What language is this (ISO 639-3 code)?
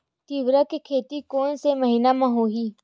hne